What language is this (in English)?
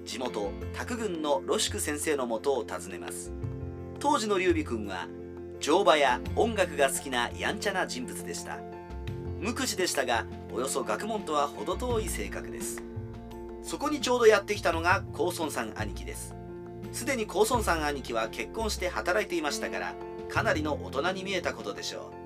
Japanese